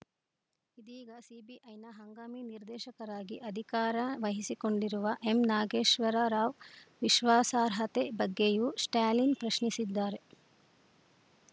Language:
Kannada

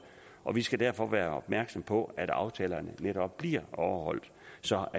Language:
Danish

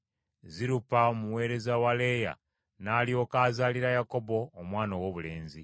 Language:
Ganda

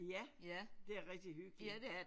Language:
Danish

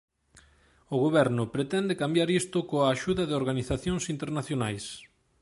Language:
Galician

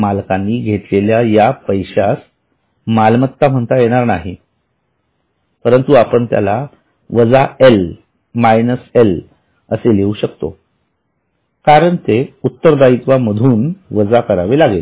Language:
Marathi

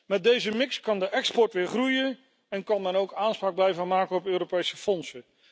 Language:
Dutch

